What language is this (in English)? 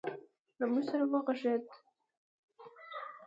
Pashto